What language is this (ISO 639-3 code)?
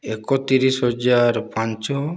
ori